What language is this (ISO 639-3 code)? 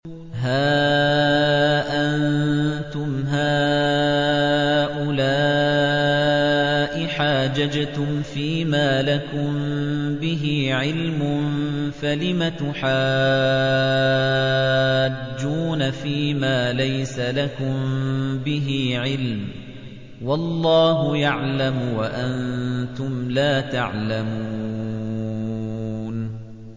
ara